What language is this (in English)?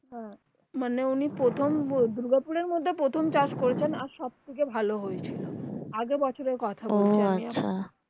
Bangla